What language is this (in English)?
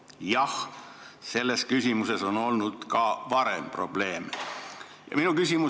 Estonian